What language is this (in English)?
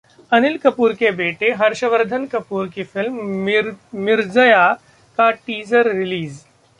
Hindi